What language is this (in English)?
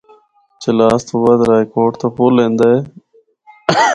Northern Hindko